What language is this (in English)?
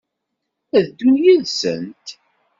Kabyle